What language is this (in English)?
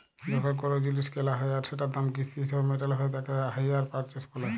Bangla